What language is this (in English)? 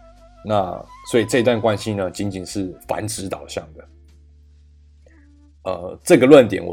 Chinese